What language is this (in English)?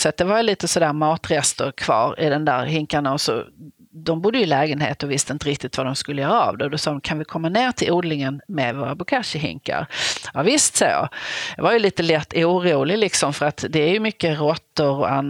Swedish